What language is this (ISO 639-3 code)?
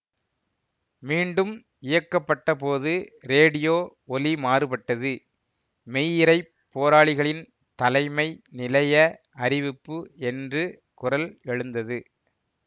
tam